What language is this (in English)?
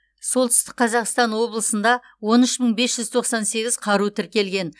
Kazakh